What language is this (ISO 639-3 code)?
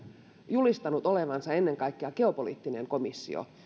fin